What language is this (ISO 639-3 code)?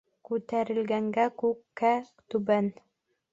bak